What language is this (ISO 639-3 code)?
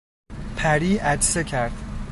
fas